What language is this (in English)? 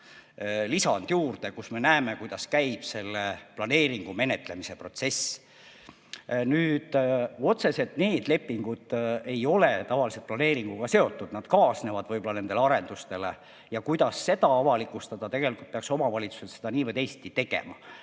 Estonian